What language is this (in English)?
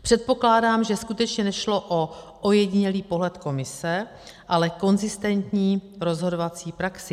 Czech